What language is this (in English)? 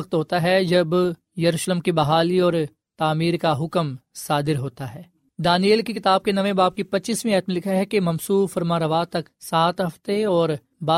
Urdu